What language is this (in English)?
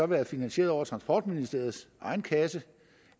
Danish